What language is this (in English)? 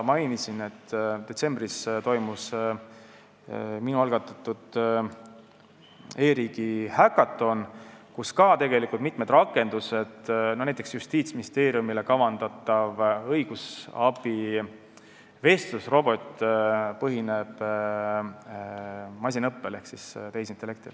Estonian